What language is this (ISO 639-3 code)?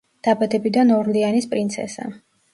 kat